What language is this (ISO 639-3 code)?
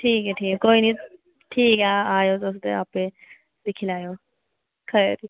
doi